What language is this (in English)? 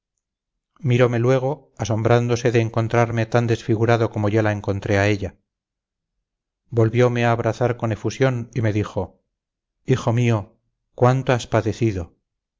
Spanish